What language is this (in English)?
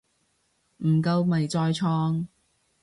Cantonese